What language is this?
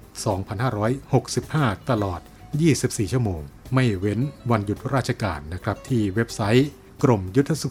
Thai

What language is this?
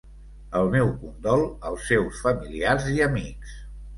Catalan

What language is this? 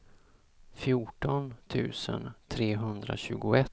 Swedish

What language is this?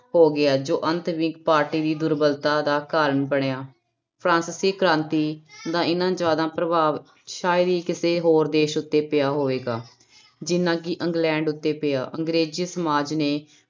Punjabi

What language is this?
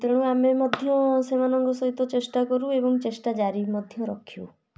Odia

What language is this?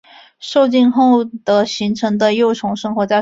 Chinese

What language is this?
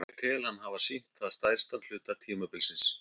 Icelandic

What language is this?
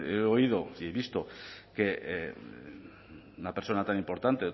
Spanish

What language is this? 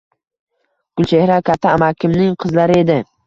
Uzbek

